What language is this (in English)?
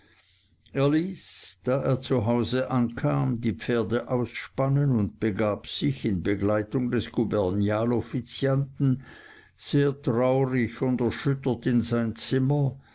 German